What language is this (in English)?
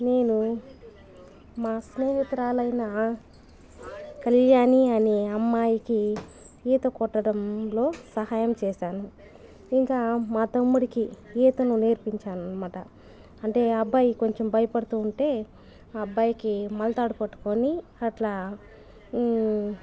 Telugu